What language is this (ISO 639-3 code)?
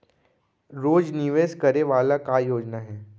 hne